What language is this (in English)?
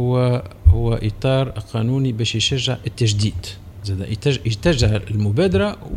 Arabic